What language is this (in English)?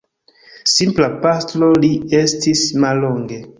Esperanto